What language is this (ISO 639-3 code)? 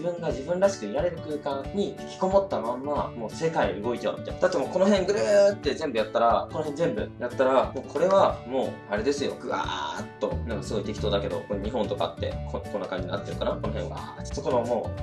jpn